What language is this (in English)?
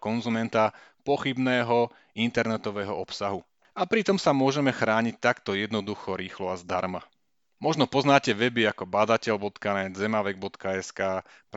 Slovak